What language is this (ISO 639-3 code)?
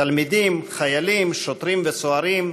heb